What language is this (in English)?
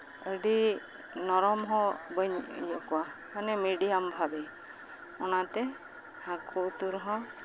Santali